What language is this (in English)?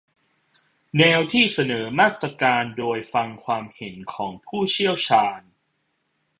Thai